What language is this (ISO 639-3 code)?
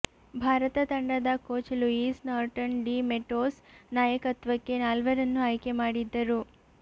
kan